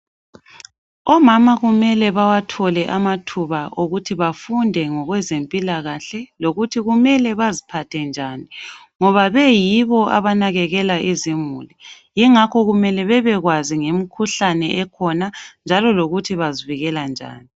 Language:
North Ndebele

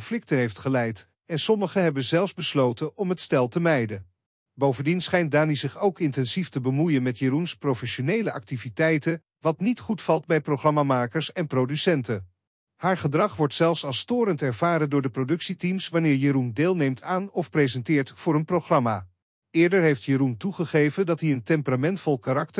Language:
Dutch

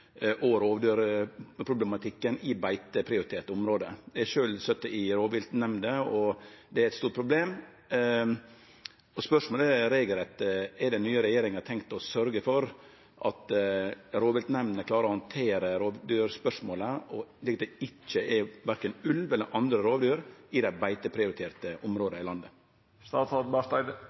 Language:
Norwegian Nynorsk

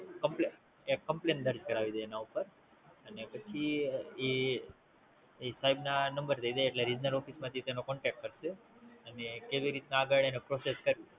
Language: Gujarati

